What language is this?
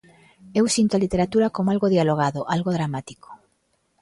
Galician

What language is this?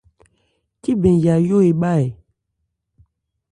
Ebrié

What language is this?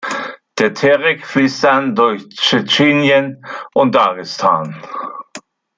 German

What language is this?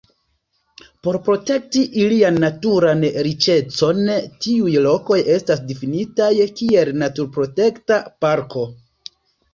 Esperanto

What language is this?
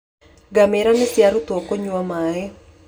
Kikuyu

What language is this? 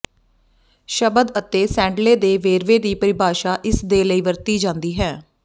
Punjabi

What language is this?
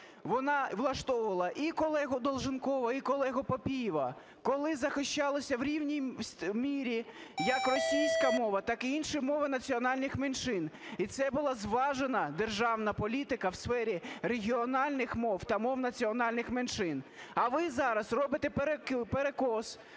Ukrainian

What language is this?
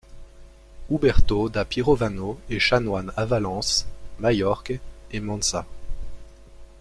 French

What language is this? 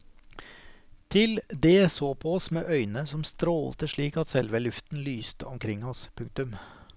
Norwegian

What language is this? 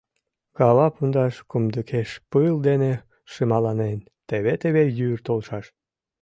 Mari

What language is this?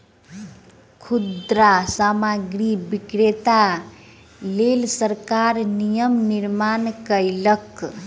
Maithili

